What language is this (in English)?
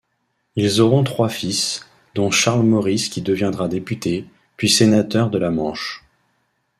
French